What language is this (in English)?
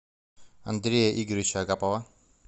Russian